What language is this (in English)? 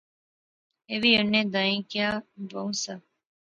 Pahari-Potwari